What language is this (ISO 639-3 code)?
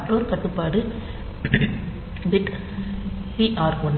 tam